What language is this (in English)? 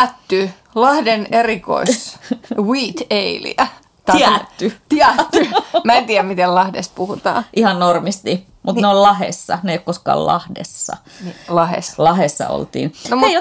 Finnish